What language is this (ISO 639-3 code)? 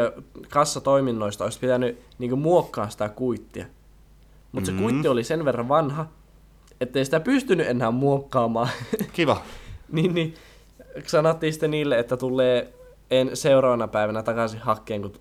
fin